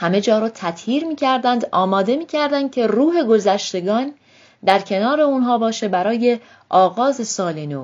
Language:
Persian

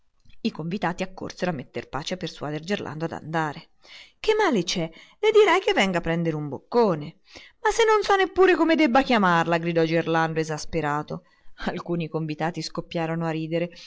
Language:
Italian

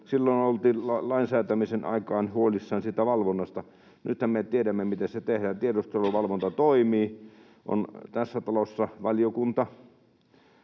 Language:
Finnish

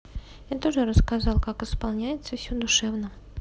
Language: Russian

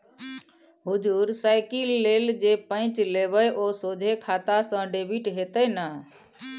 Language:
Maithili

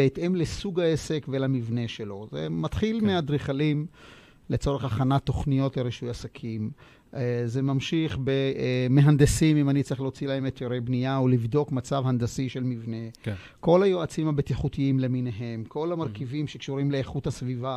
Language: Hebrew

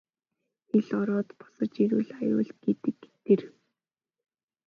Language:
Mongolian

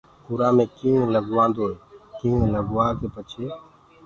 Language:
Gurgula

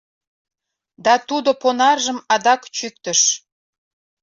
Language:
Mari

